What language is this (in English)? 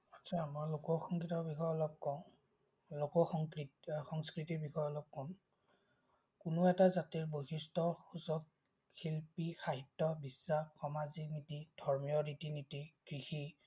Assamese